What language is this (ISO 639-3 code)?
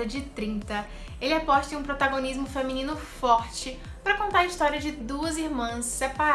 por